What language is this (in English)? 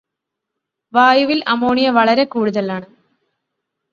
Malayalam